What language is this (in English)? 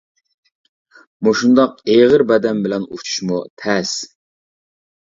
Uyghur